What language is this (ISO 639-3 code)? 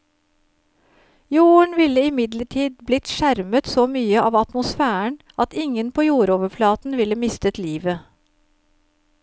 nor